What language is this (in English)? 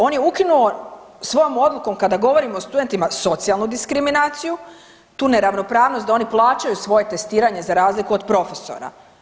Croatian